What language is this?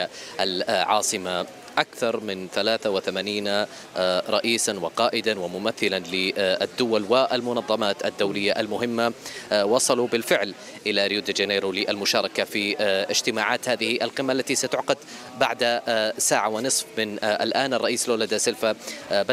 Arabic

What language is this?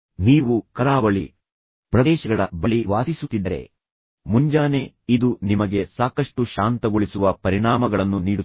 Kannada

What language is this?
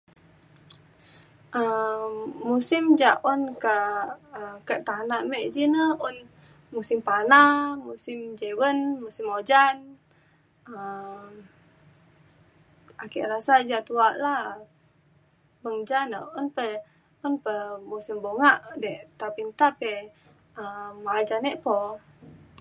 Mainstream Kenyah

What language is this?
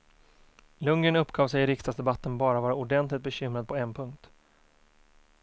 Swedish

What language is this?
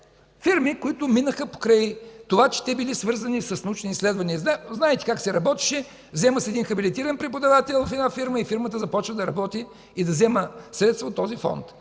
Bulgarian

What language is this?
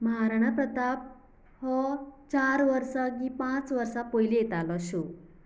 Konkani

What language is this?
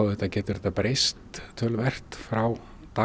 Icelandic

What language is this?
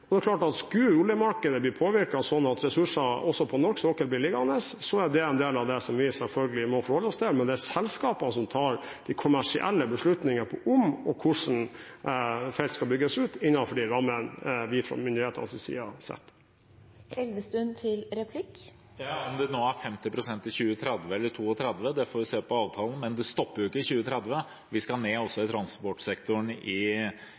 Norwegian Bokmål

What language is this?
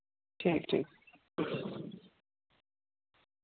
Dogri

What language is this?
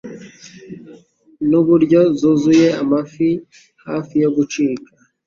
Kinyarwanda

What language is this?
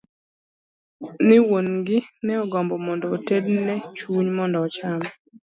Luo (Kenya and Tanzania)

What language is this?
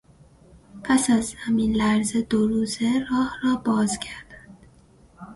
Persian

